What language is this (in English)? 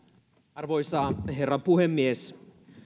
Finnish